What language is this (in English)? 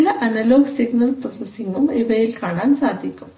Malayalam